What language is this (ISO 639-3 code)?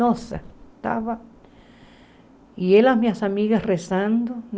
por